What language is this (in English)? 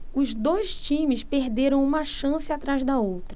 Portuguese